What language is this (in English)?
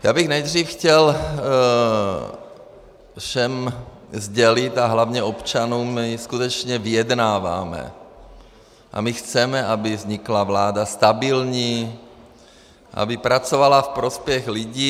Czech